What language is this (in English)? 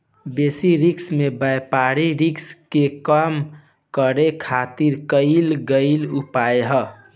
Bhojpuri